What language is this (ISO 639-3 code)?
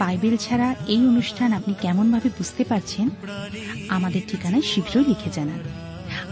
ben